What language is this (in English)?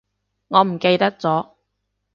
Cantonese